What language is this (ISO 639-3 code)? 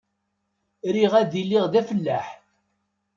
kab